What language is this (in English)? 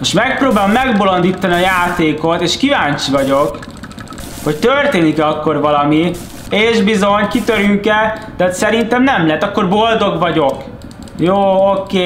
Hungarian